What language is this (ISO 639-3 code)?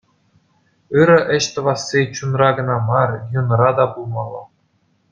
chv